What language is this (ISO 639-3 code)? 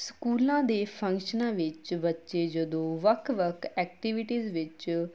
pan